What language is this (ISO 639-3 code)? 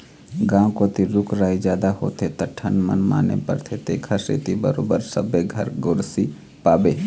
hne